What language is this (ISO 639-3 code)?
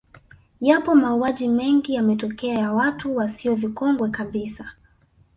swa